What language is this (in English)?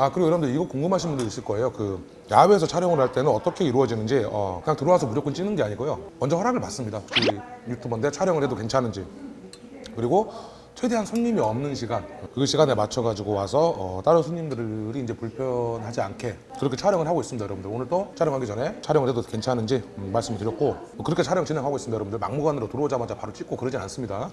Korean